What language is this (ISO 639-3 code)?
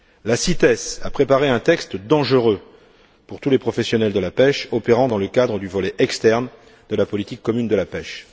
fra